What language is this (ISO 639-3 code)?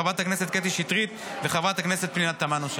heb